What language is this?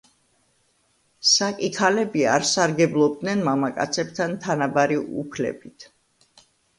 Georgian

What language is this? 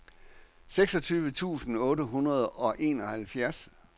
Danish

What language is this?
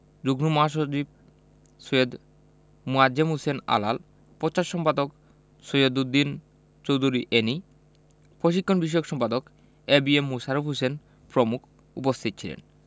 Bangla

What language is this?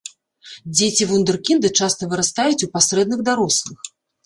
Belarusian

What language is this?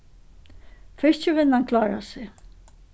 Faroese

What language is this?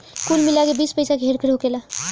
Bhojpuri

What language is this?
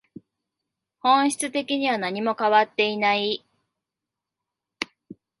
Japanese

